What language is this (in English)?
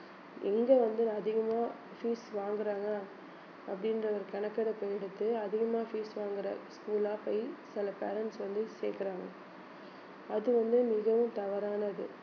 Tamil